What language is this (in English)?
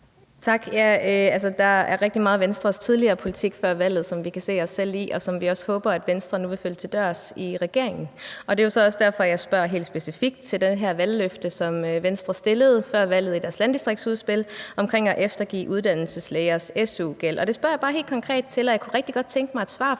Danish